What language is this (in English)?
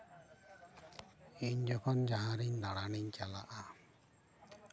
Santali